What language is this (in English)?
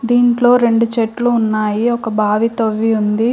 Telugu